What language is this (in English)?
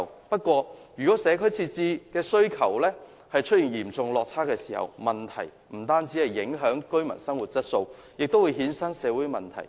Cantonese